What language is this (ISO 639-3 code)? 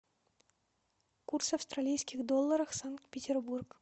rus